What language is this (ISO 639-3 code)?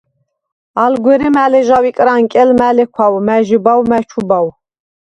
sva